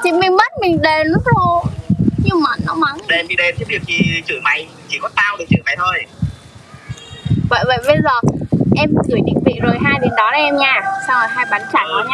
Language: Vietnamese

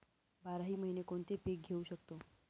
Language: Marathi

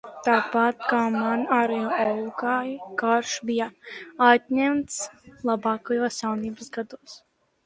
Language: Latvian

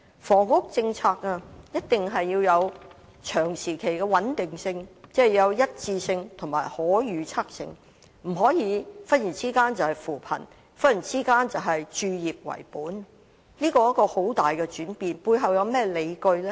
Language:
Cantonese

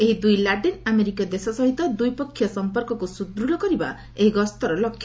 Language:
Odia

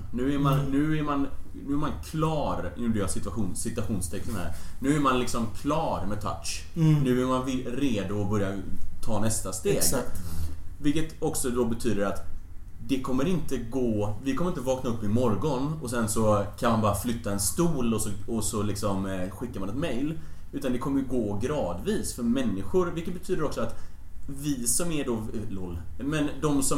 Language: Swedish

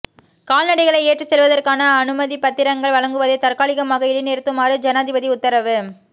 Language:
Tamil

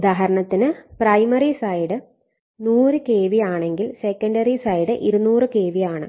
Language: Malayalam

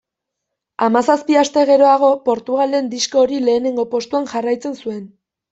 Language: Basque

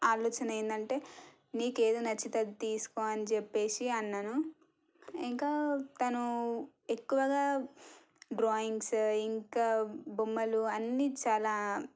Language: Telugu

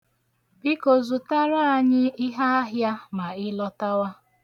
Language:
Igbo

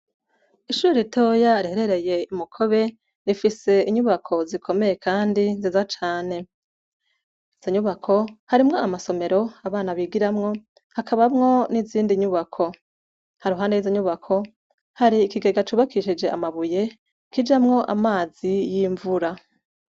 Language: Rundi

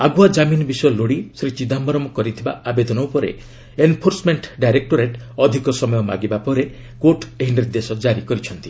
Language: Odia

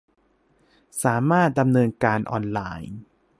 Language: Thai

